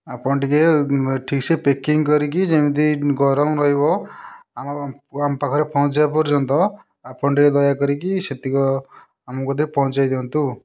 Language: Odia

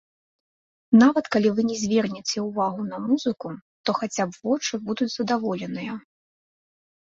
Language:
Belarusian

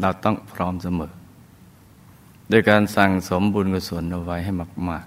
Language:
Thai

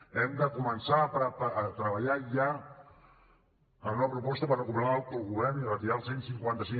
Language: Catalan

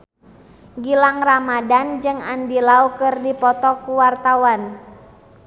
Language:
Sundanese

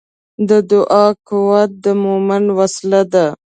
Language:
Pashto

